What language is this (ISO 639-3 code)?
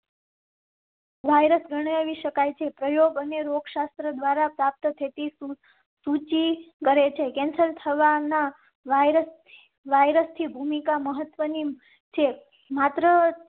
guj